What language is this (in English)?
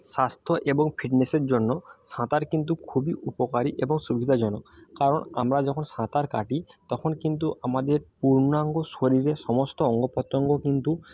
Bangla